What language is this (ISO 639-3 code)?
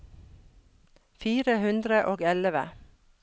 nor